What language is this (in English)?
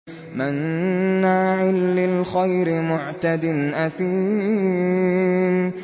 Arabic